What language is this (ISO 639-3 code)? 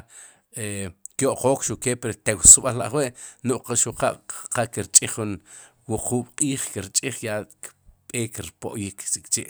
qum